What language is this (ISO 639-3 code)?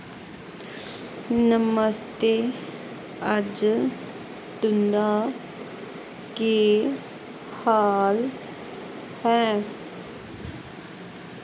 doi